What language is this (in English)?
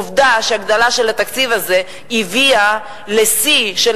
Hebrew